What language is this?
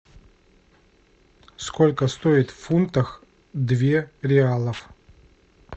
Russian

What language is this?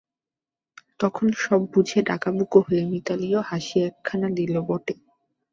Bangla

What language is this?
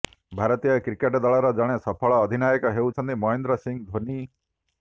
Odia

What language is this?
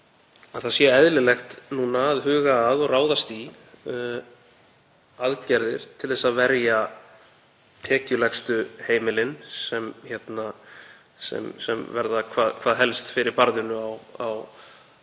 Icelandic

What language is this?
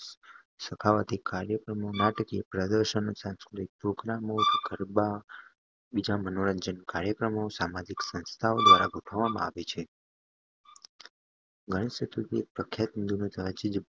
Gujarati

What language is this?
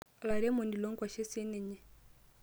Masai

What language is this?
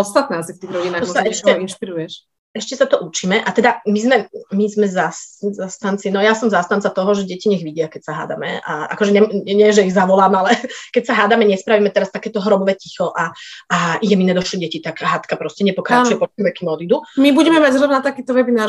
Slovak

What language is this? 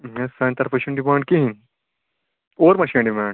Kashmiri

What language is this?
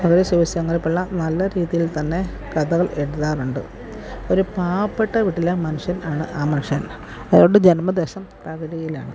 Malayalam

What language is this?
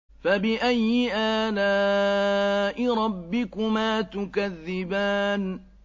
Arabic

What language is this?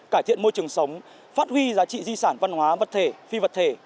Vietnamese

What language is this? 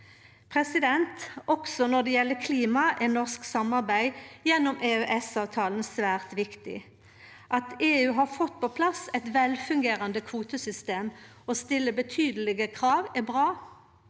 Norwegian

